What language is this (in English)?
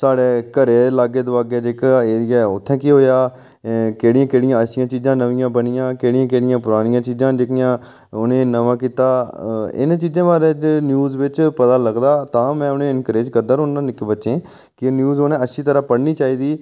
Dogri